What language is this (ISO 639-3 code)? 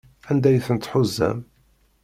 kab